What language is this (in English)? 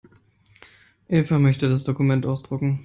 German